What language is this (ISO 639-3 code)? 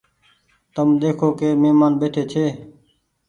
gig